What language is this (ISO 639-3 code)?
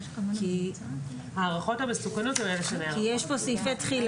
heb